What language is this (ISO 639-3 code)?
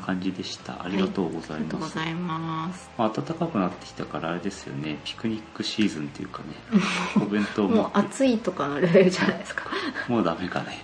jpn